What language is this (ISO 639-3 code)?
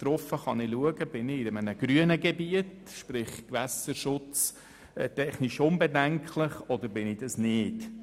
gsw